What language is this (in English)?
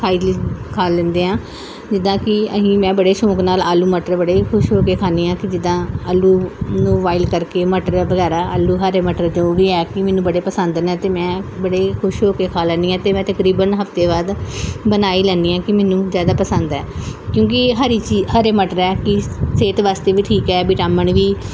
Punjabi